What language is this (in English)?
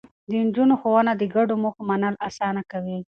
Pashto